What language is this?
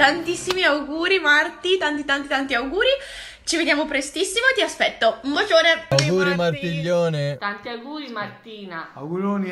Italian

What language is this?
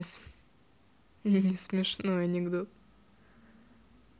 Russian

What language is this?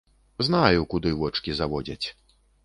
Belarusian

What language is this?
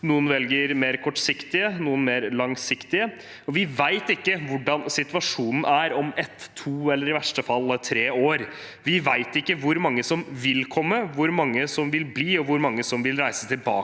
Norwegian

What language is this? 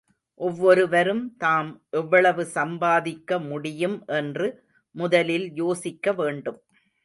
Tamil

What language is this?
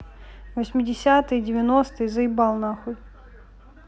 Russian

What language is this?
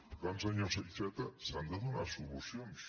Catalan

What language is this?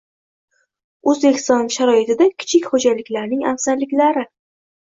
Uzbek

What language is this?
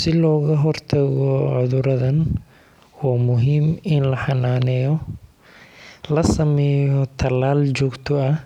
Somali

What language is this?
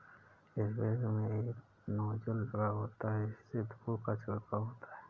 Hindi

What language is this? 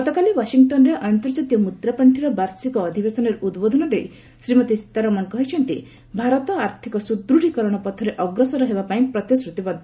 Odia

